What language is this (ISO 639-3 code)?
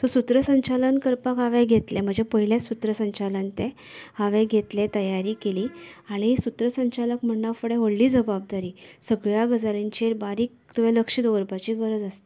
kok